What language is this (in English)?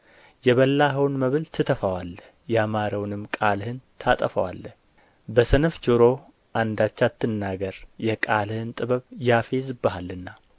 Amharic